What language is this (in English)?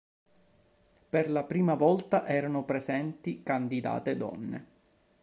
Italian